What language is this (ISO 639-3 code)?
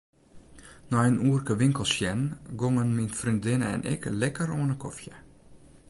fry